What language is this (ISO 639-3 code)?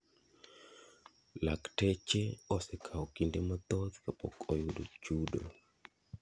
luo